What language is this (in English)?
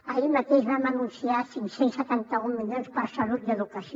Catalan